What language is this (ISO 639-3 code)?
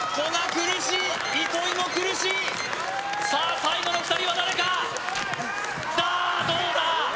jpn